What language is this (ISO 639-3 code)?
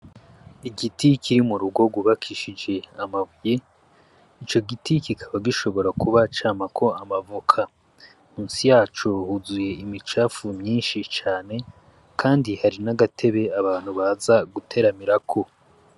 run